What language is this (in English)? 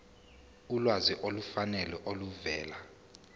Zulu